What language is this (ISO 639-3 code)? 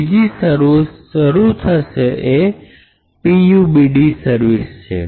guj